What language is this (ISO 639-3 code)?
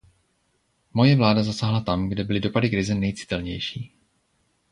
ces